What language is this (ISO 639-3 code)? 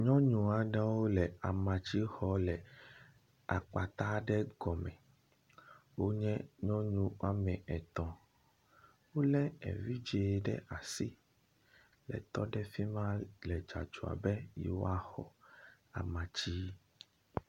ewe